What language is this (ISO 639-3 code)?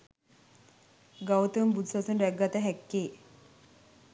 sin